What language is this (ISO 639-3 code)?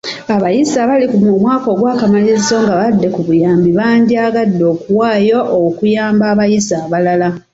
lug